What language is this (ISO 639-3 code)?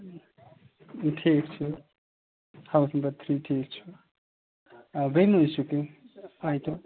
kas